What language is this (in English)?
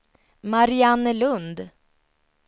Swedish